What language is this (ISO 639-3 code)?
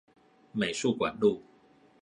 zho